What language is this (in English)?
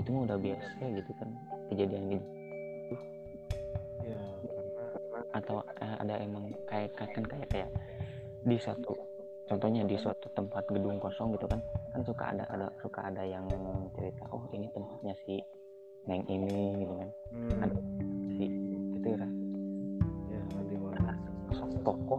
Indonesian